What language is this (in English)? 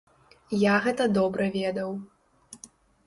Belarusian